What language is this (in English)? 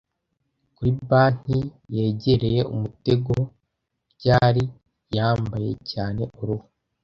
Kinyarwanda